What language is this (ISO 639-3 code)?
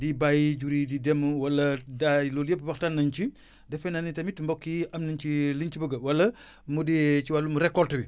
wol